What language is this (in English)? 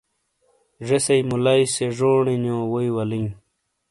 Shina